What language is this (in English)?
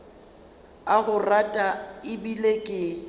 Northern Sotho